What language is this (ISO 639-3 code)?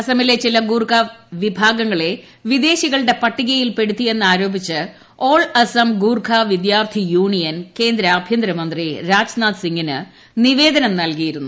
mal